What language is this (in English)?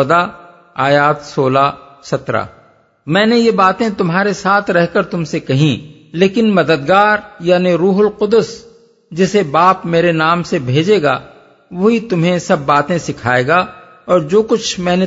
Urdu